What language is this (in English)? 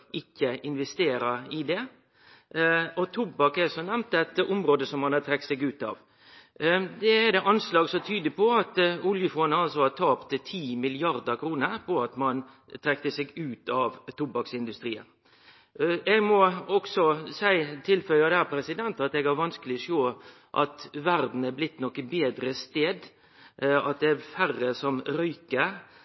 Norwegian Nynorsk